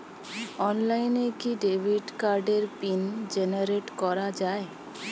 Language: Bangla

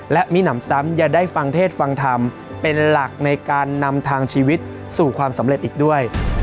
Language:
Thai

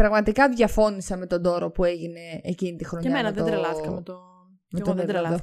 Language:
Greek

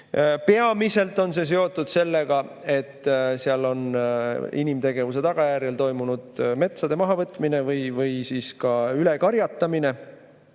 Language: Estonian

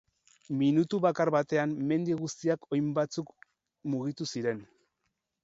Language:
Basque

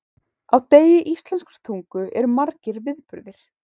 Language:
Icelandic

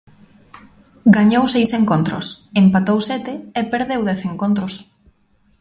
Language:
Galician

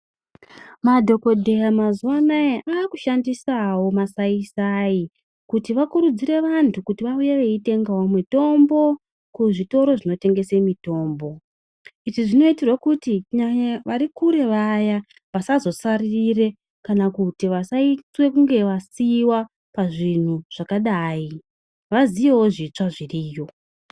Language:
Ndau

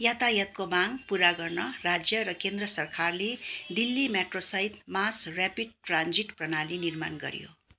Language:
Nepali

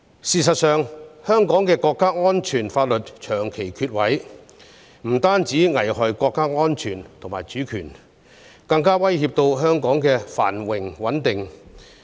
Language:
Cantonese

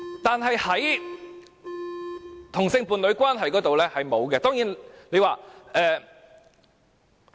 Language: Cantonese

